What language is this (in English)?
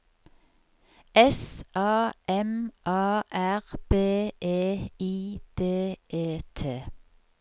Norwegian